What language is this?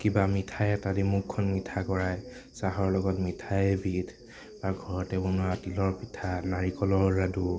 Assamese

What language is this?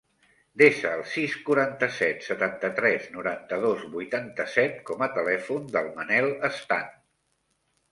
Catalan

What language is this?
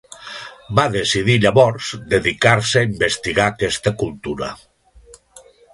Catalan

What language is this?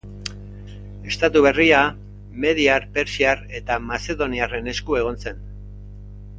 Basque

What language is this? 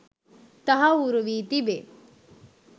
Sinhala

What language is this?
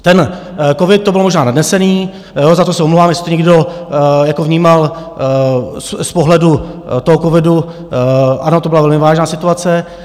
Czech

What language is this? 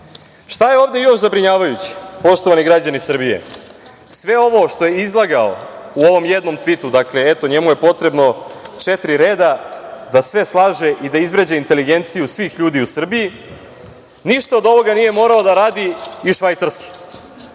Serbian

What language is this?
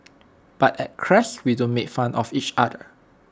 English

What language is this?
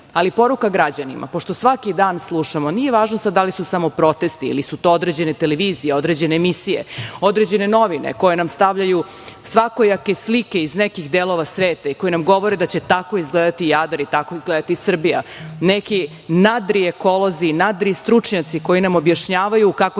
Serbian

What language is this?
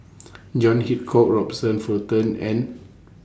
English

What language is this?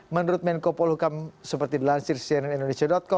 Indonesian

